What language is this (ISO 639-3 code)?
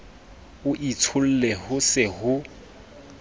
sot